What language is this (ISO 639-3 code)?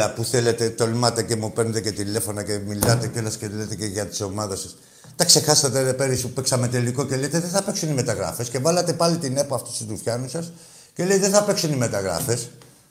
ell